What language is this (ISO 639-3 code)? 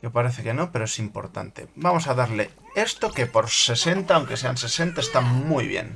spa